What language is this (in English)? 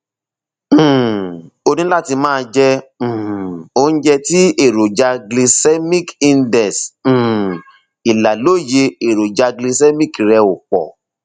Yoruba